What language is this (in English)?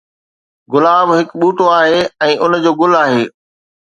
Sindhi